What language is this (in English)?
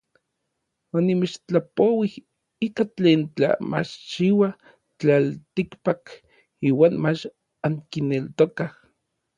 Orizaba Nahuatl